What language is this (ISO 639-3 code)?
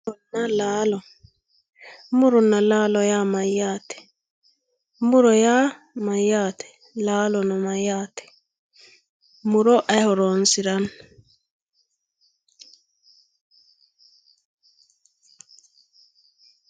sid